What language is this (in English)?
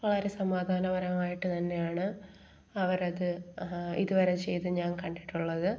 Malayalam